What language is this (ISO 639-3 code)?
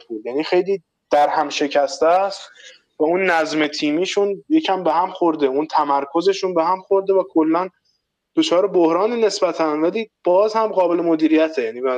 fas